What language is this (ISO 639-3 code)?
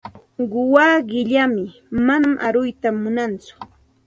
qxt